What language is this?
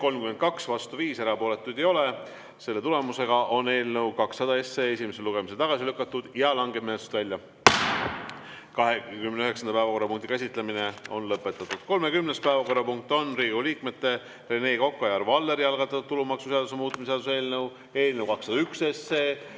Estonian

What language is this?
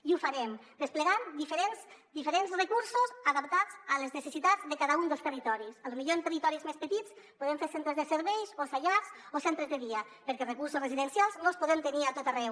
Catalan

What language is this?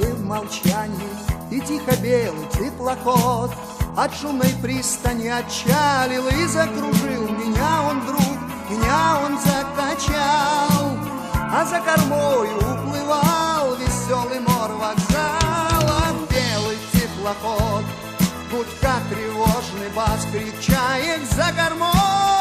Russian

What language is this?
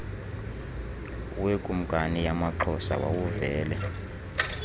Xhosa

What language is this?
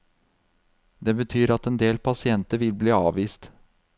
Norwegian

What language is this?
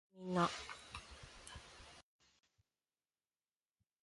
Japanese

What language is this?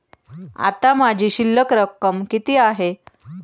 Marathi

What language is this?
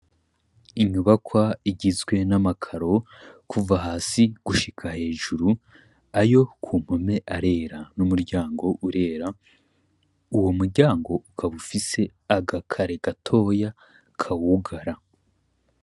Rundi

